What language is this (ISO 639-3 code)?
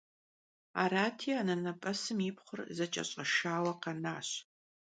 kbd